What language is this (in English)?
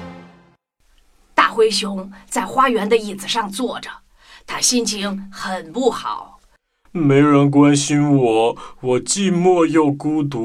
Chinese